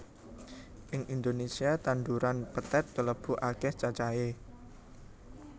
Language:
Javanese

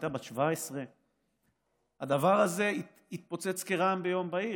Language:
Hebrew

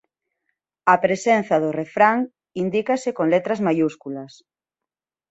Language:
Galician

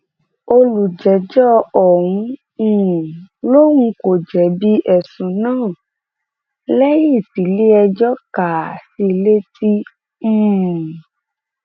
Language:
Yoruba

